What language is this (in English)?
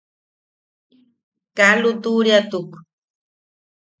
Yaqui